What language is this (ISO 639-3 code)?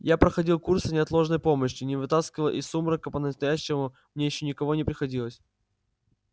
rus